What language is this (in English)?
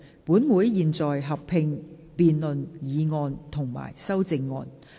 Cantonese